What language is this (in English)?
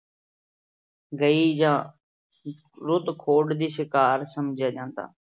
Punjabi